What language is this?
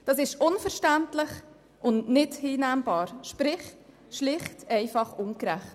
Swiss German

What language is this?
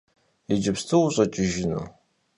Kabardian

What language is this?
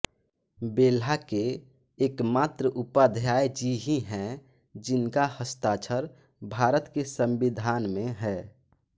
Hindi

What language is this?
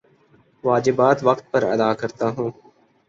Urdu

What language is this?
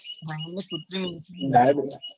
Gujarati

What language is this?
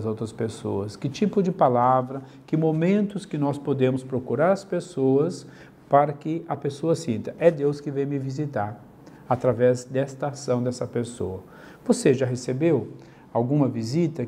Portuguese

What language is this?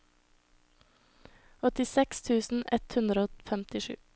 Norwegian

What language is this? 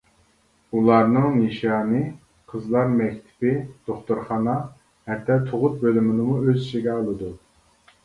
Uyghur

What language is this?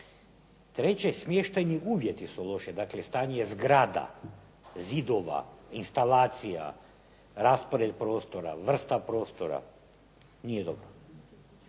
Croatian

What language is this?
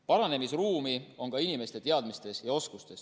Estonian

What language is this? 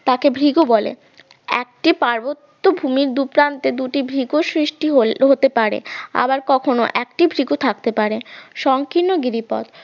Bangla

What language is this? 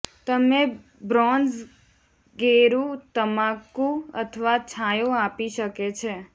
Gujarati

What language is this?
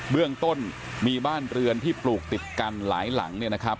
Thai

